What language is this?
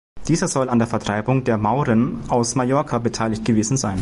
German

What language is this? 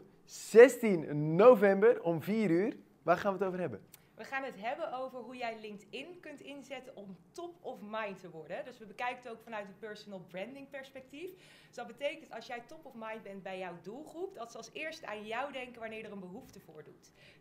Dutch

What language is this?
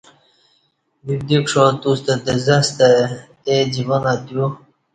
Kati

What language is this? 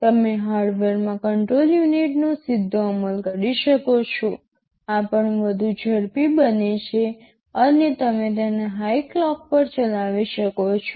Gujarati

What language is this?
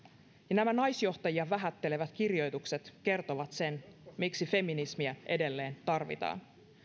Finnish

